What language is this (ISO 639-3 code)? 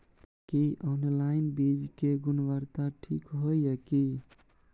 mai